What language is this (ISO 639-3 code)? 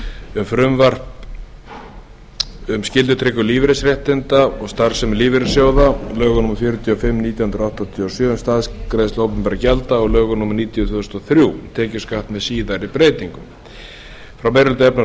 isl